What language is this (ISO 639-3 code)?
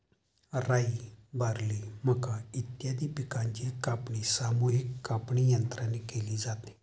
mar